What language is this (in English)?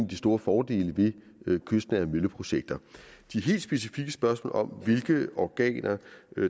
Danish